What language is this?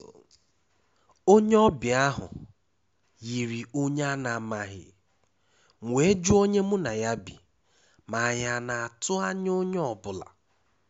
Igbo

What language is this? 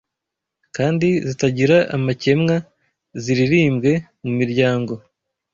Kinyarwanda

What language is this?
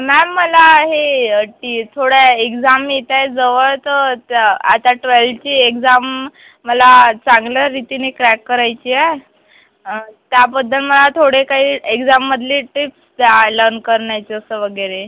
Marathi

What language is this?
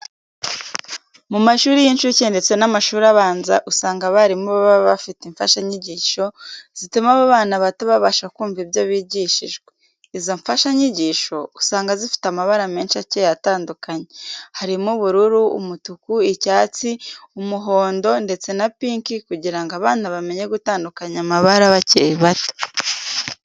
Kinyarwanda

